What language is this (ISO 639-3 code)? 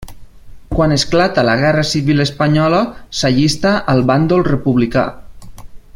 cat